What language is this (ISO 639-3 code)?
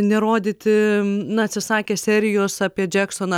lit